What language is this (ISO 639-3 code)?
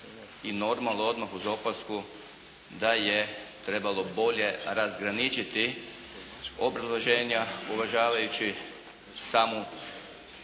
hrv